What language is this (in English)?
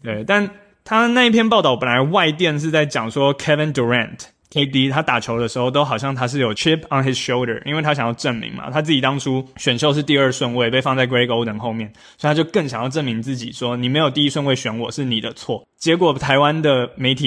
Chinese